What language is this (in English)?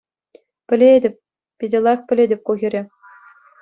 Chuvash